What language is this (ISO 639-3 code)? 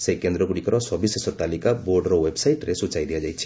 ori